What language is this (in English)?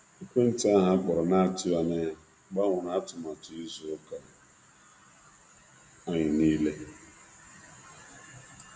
Igbo